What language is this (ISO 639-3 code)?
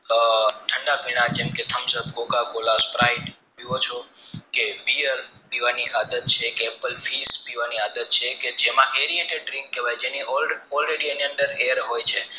guj